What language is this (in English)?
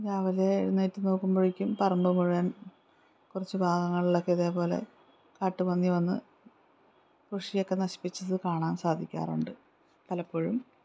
Malayalam